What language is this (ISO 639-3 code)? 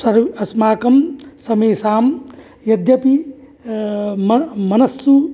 san